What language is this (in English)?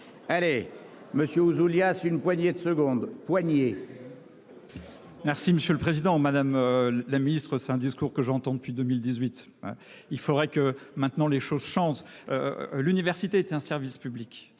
French